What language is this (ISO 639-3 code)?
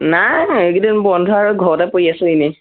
asm